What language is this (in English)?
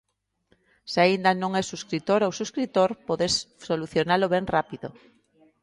Galician